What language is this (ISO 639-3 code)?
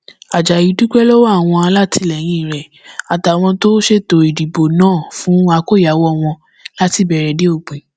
yor